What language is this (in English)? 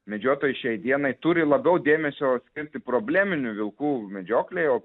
Lithuanian